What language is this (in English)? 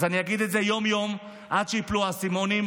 Hebrew